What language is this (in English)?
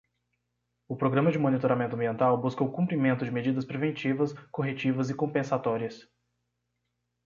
Portuguese